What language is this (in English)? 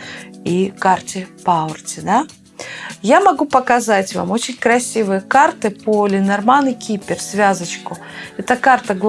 Russian